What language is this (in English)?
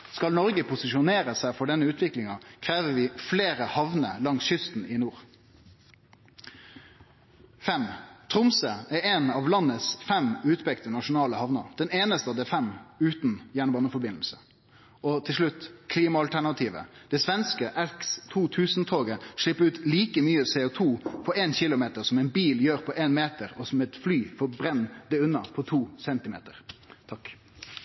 Norwegian